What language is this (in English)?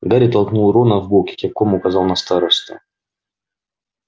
Russian